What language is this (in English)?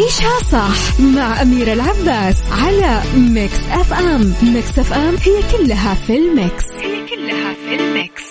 Arabic